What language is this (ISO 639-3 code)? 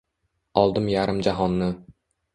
uzb